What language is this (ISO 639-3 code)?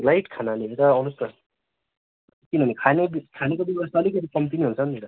nep